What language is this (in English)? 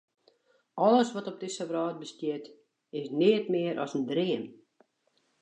Western Frisian